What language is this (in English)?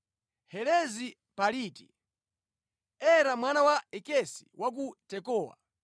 Nyanja